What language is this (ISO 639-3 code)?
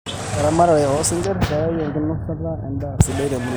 mas